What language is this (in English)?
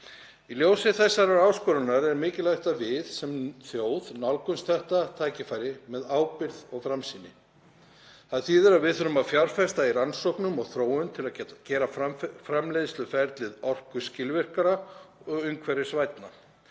Icelandic